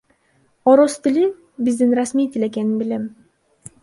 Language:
Kyrgyz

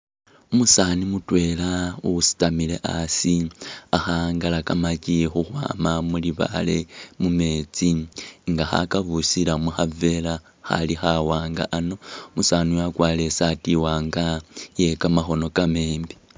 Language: Masaaba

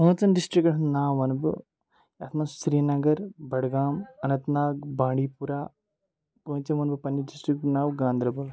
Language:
Kashmiri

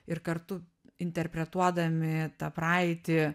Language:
Lithuanian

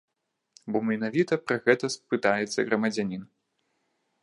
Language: Belarusian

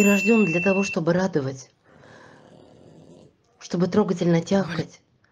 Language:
Russian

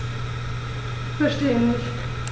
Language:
German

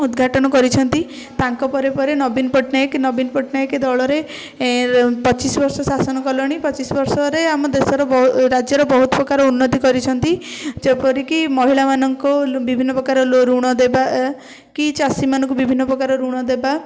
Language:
Odia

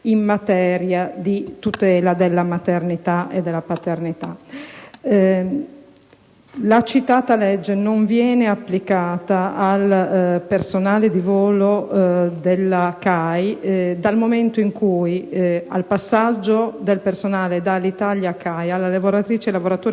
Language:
Italian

